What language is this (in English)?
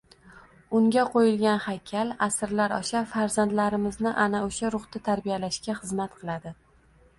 Uzbek